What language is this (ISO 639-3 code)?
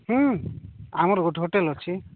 ori